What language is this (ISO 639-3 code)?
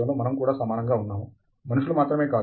tel